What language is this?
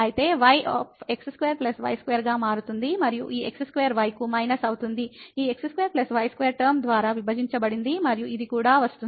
Telugu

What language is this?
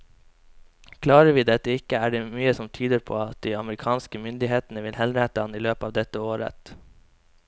Norwegian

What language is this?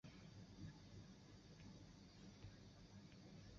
Chinese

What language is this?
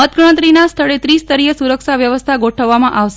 Gujarati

